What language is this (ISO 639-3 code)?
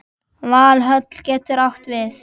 isl